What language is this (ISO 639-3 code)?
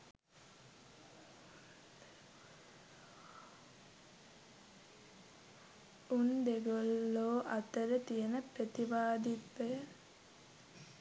sin